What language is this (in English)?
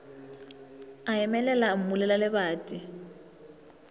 Northern Sotho